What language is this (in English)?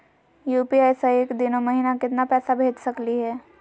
Magahi